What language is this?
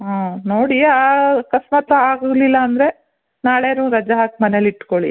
Kannada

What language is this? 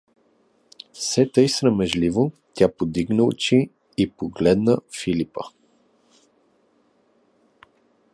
Bulgarian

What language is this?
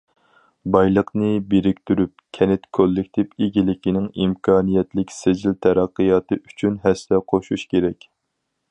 Uyghur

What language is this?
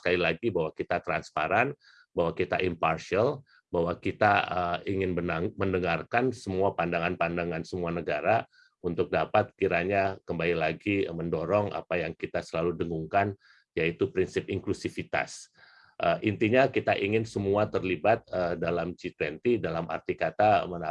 Indonesian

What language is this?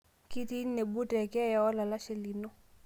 Masai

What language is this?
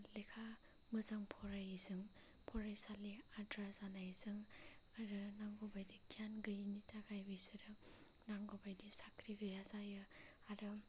Bodo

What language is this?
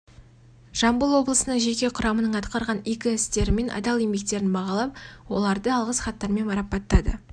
Kazakh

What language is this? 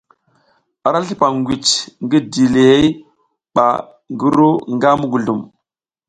South Giziga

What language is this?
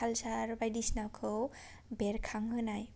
Bodo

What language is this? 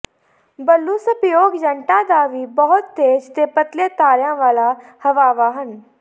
Punjabi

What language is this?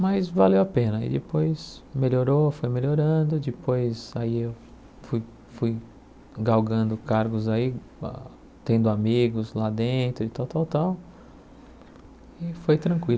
Portuguese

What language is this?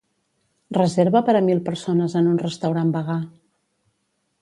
Catalan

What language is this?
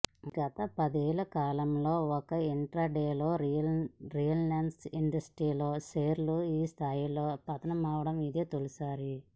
Telugu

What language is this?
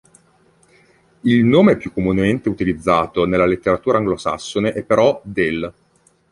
Italian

